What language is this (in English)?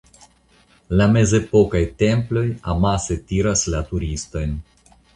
Esperanto